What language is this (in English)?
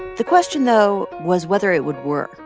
English